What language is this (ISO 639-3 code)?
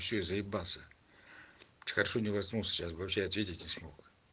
rus